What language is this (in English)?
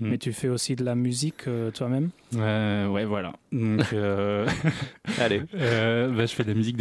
French